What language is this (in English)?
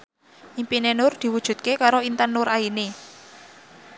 Javanese